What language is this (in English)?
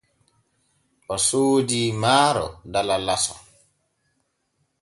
Borgu Fulfulde